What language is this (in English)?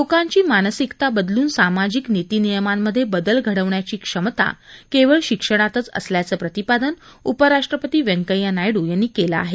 Marathi